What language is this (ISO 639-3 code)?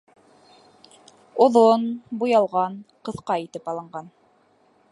bak